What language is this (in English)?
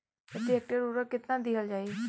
Bhojpuri